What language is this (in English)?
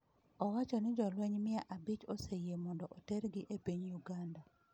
Luo (Kenya and Tanzania)